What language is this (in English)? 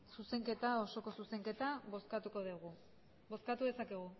Basque